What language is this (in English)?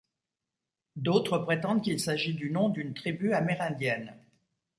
French